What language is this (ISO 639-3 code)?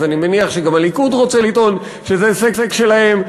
heb